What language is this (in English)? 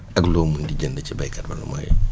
Wolof